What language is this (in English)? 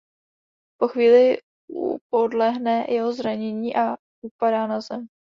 Czech